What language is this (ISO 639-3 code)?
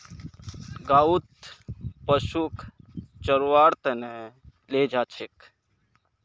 mag